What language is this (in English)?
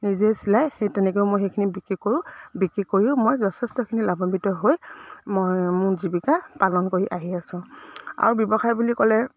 Assamese